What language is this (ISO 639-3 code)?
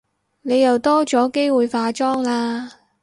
yue